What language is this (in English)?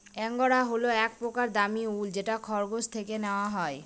Bangla